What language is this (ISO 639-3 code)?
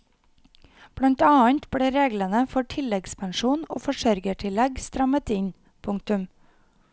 nor